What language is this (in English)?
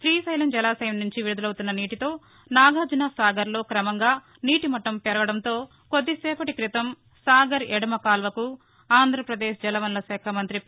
Telugu